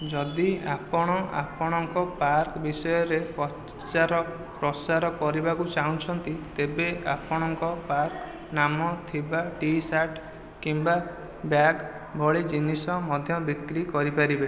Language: Odia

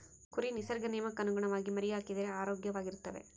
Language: Kannada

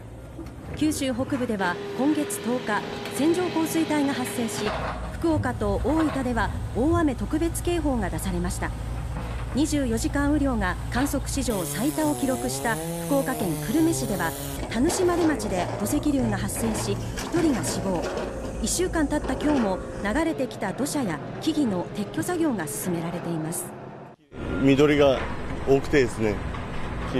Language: Japanese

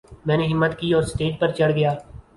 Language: Urdu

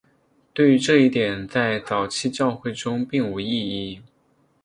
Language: Chinese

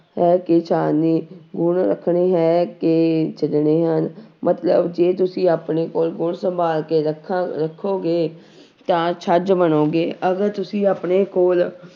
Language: Punjabi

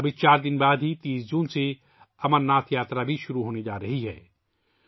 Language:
Urdu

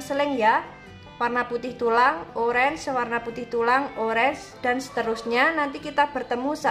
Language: Indonesian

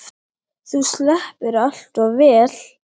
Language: Icelandic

